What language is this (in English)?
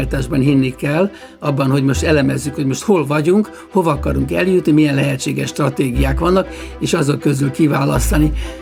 Hungarian